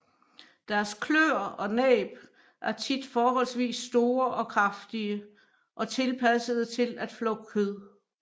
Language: Danish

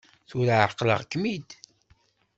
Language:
Kabyle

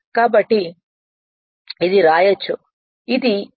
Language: Telugu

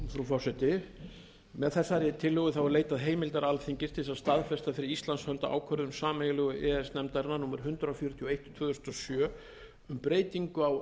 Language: Icelandic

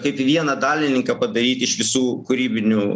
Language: Lithuanian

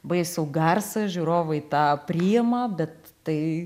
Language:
Lithuanian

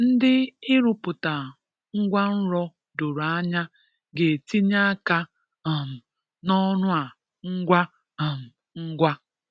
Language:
Igbo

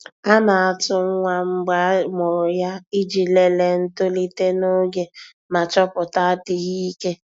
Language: Igbo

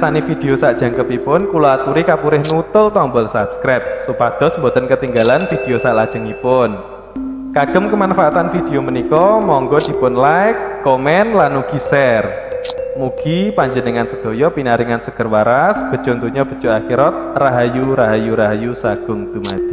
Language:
Indonesian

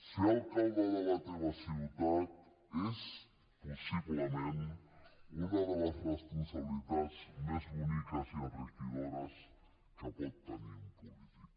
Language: Catalan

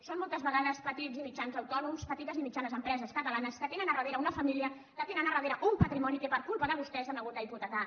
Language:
Catalan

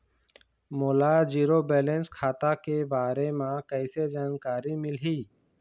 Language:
Chhattisgarhi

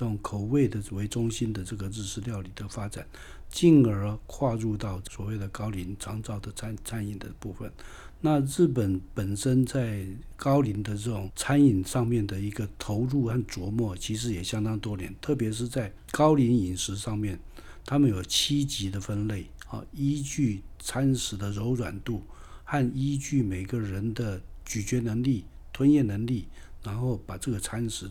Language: Chinese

